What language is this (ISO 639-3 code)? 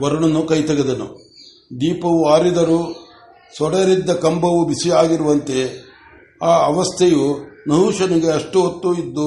kan